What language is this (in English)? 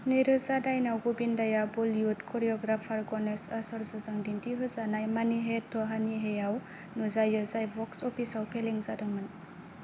Bodo